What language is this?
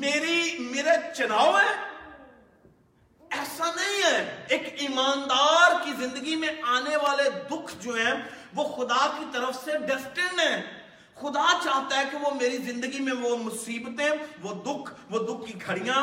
Urdu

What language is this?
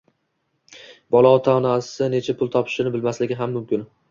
Uzbek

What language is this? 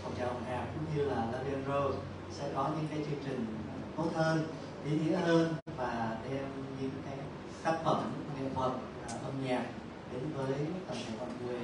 Vietnamese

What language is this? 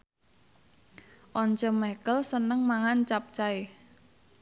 Javanese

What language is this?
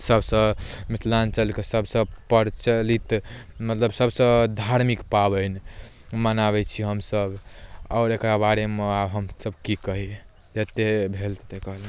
Maithili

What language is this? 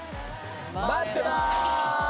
Japanese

